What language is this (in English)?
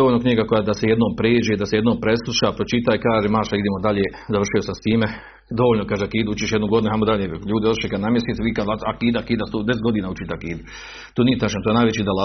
Croatian